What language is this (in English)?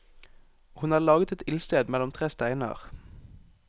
Norwegian